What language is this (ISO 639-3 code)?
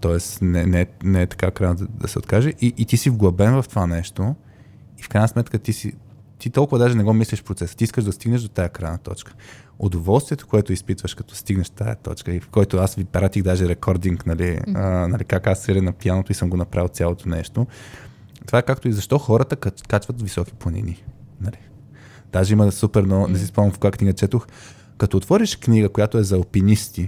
bul